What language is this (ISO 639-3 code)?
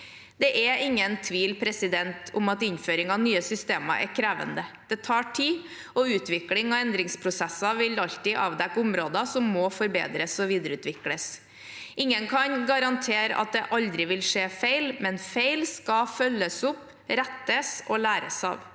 nor